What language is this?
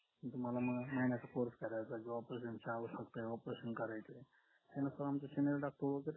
Marathi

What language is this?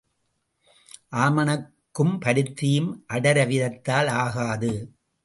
Tamil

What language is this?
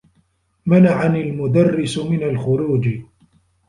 Arabic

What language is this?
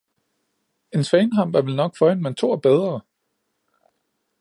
Danish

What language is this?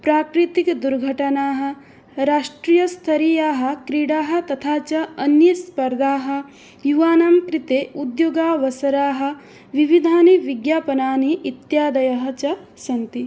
Sanskrit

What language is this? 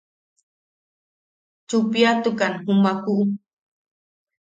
Yaqui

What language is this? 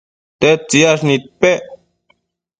Matsés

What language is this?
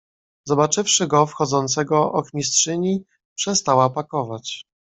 Polish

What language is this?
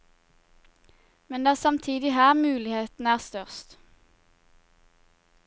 Norwegian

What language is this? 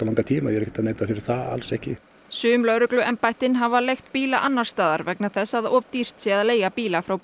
Icelandic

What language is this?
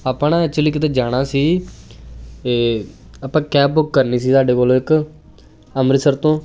Punjabi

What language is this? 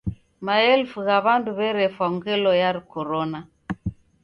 Taita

